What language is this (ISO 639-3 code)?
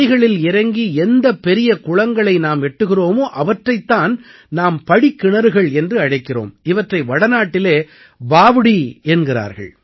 tam